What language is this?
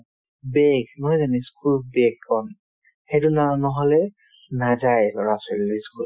Assamese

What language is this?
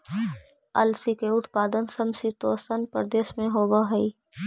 Magahi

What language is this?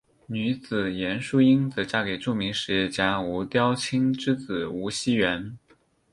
Chinese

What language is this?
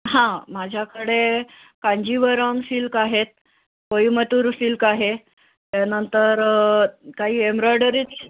Marathi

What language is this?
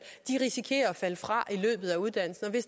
Danish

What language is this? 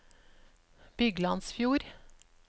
Norwegian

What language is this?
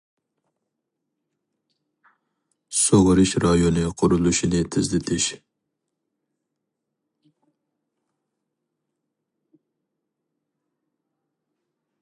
Uyghur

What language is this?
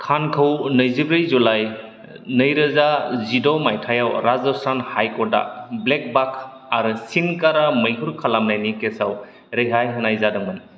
Bodo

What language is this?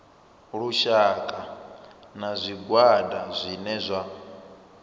Venda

